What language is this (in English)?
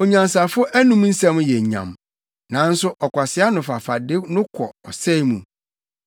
Akan